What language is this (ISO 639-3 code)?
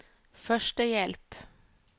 nor